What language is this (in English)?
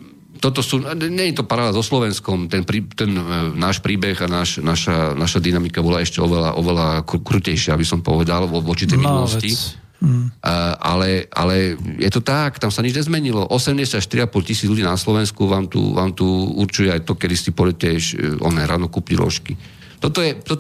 Slovak